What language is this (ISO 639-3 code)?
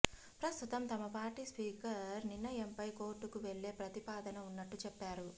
tel